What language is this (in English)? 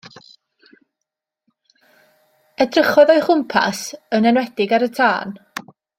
Welsh